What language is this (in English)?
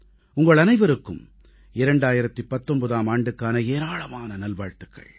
Tamil